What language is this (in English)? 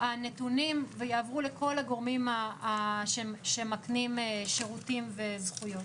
Hebrew